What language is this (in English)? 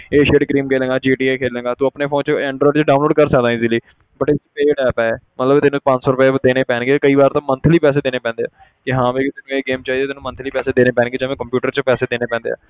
Punjabi